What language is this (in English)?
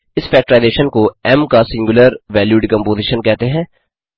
Hindi